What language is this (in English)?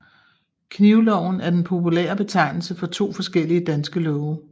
Danish